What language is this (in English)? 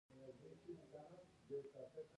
Pashto